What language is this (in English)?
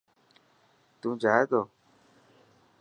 Dhatki